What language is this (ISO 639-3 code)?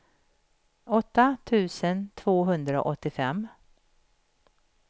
swe